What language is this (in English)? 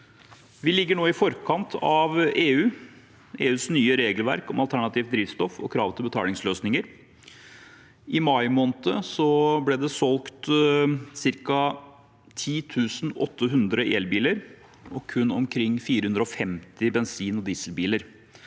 Norwegian